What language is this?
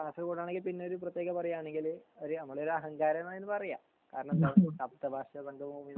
Malayalam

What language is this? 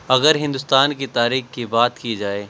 Urdu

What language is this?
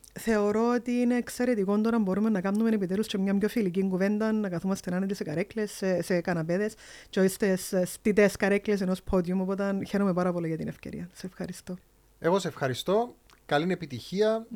Greek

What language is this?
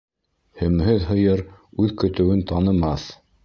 Bashkir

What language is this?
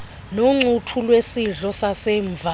Xhosa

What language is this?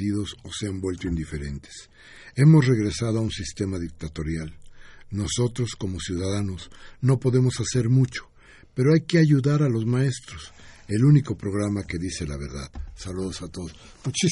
Spanish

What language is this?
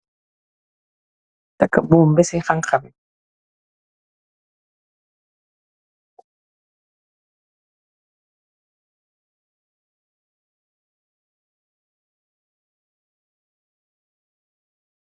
Wolof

